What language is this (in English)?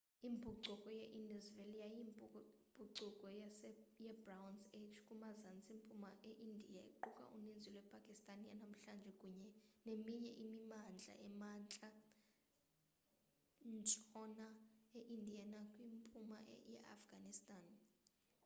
Xhosa